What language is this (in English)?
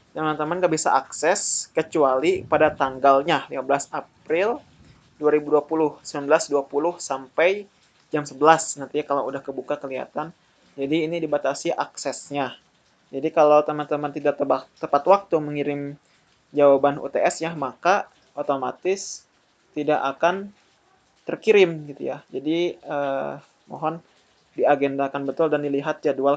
Indonesian